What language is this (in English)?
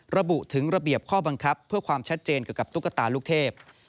Thai